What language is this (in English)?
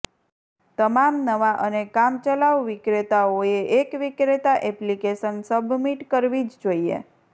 Gujarati